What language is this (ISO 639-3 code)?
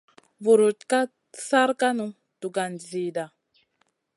mcn